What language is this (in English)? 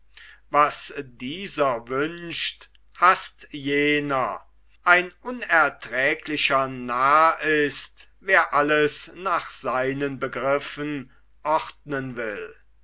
German